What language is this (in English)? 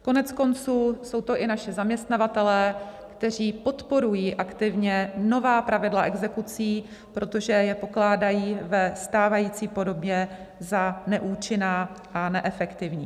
Czech